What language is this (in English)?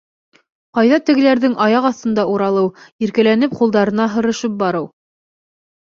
Bashkir